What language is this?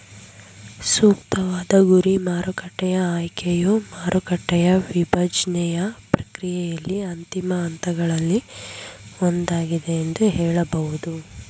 Kannada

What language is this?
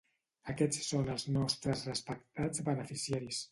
Catalan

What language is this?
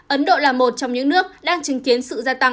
Vietnamese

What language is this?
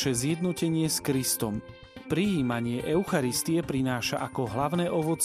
Slovak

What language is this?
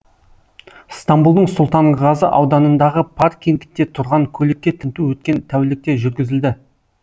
Kazakh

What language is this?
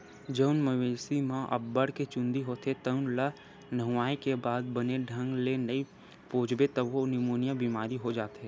Chhattisgarhi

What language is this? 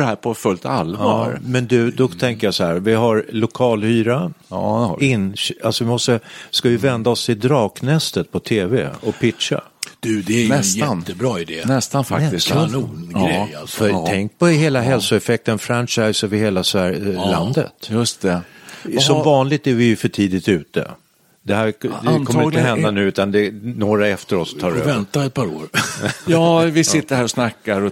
Swedish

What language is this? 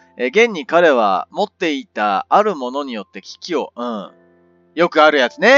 Japanese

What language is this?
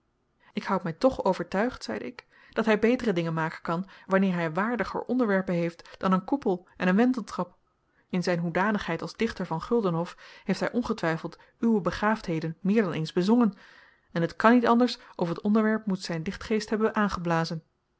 Dutch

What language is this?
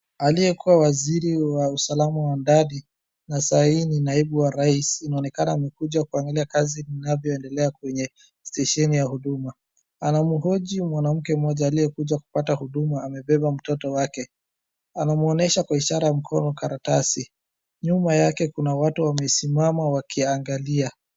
Swahili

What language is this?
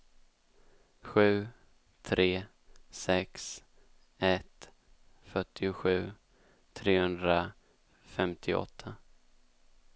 Swedish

